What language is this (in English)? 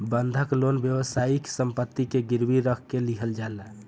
Bhojpuri